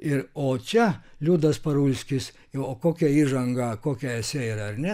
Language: Lithuanian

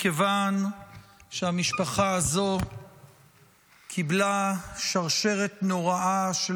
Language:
Hebrew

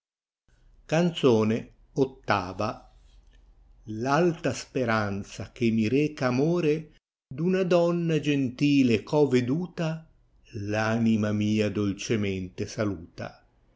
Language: Italian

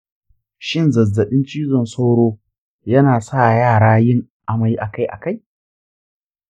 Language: Hausa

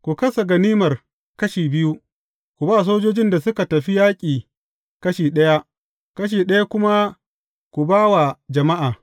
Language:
Hausa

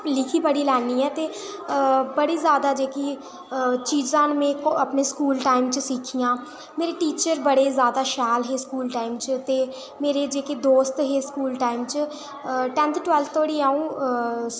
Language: Dogri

